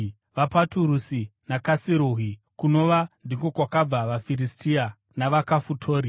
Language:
Shona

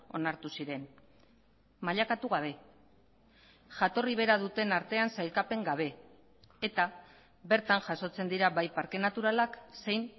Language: Basque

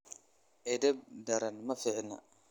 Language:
Somali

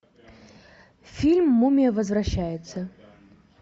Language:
Russian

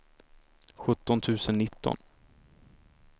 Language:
Swedish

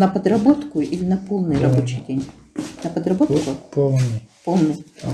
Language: Russian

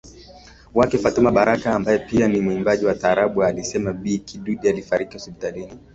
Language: Swahili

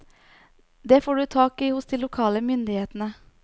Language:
Norwegian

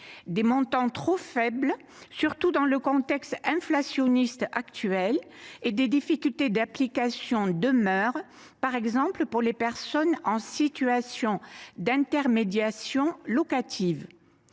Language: French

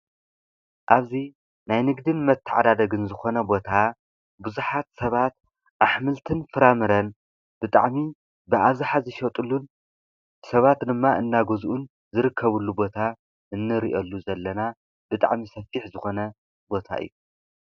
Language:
Tigrinya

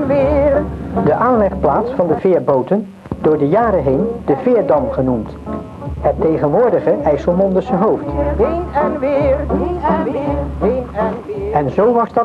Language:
Dutch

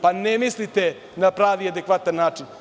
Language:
Serbian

